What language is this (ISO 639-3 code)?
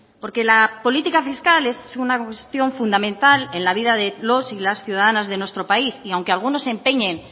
spa